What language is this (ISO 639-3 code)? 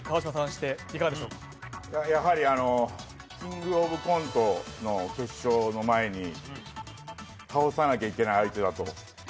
jpn